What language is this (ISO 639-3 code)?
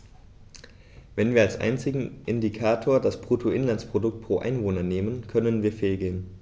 deu